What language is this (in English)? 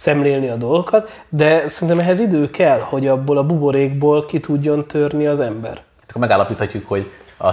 Hungarian